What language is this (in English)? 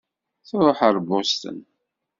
Kabyle